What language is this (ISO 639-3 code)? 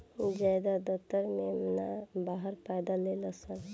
bho